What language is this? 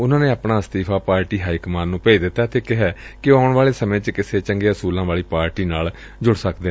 Punjabi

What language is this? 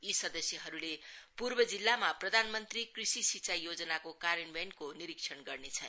Nepali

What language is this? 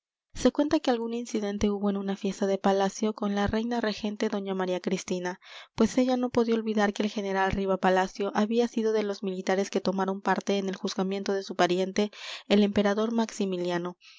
Spanish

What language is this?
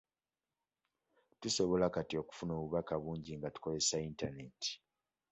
Ganda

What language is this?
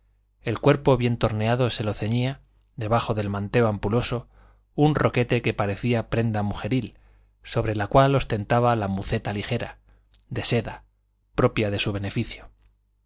Spanish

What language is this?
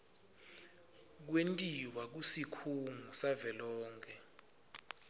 Swati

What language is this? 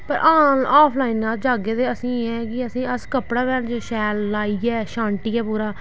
Dogri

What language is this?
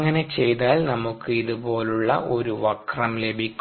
Malayalam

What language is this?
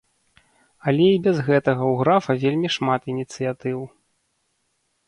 Belarusian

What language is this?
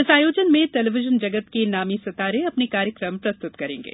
Hindi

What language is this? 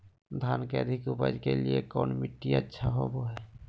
Magahi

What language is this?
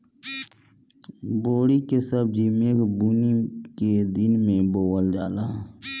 Bhojpuri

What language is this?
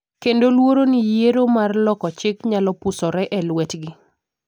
Luo (Kenya and Tanzania)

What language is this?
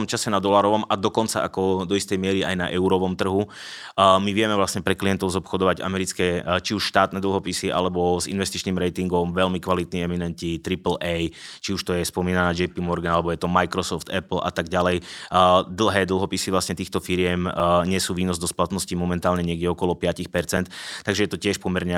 Czech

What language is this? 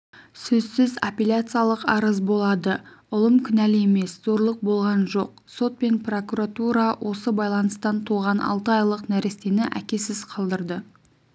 Kazakh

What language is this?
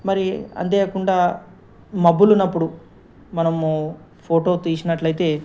Telugu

